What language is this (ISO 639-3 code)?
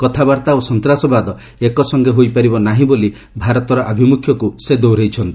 ori